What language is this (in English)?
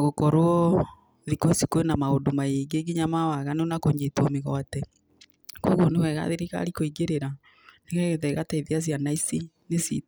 Kikuyu